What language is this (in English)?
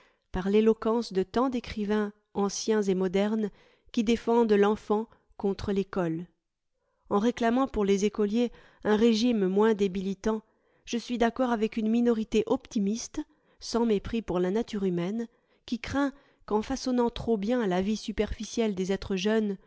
French